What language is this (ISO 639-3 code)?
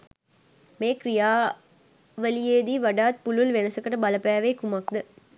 sin